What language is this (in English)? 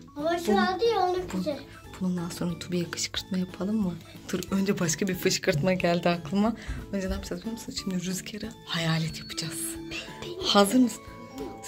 Turkish